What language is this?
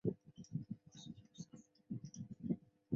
Chinese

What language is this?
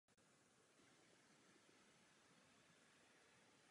Czech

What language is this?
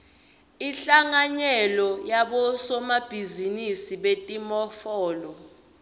Swati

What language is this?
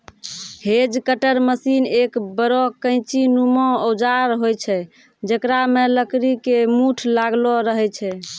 Maithili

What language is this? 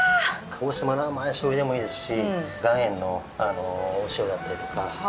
Japanese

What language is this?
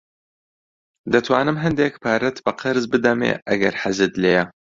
Central Kurdish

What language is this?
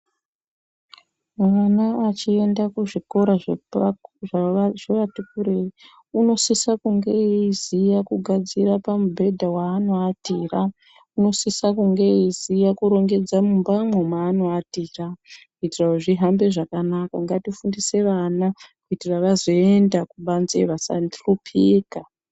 Ndau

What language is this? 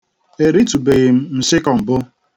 Igbo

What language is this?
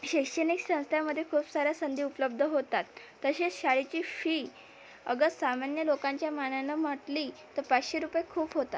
Marathi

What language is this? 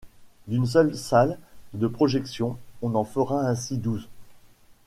French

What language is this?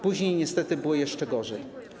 Polish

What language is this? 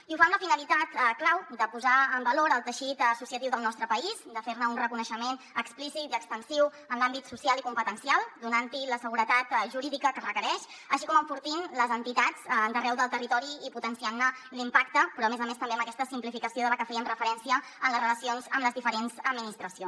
Catalan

